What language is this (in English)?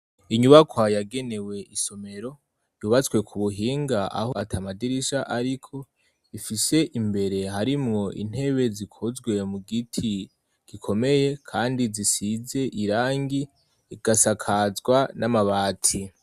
Rundi